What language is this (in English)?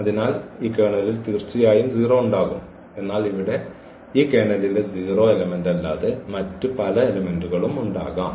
Malayalam